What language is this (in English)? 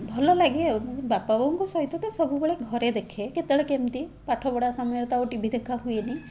Odia